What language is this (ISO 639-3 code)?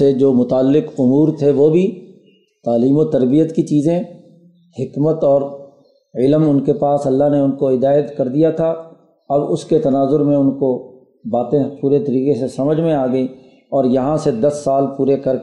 urd